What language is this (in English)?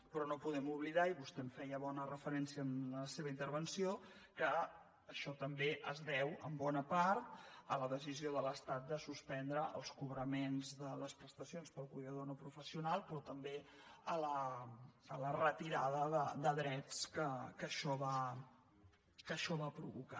Catalan